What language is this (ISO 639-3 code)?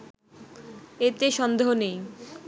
ben